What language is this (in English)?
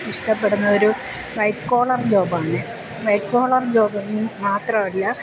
Malayalam